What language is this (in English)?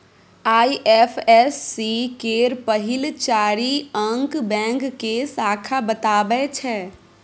Maithili